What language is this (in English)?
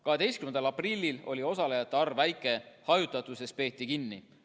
Estonian